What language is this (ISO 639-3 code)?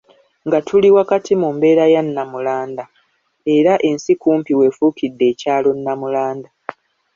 lug